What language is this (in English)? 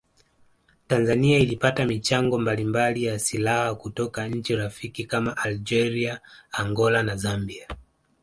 Swahili